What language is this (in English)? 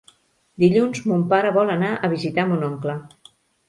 Catalan